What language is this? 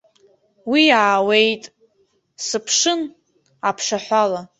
Abkhazian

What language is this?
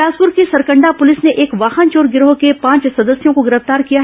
Hindi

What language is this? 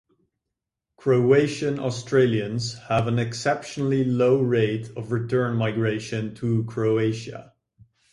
English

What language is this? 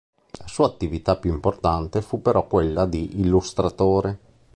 Italian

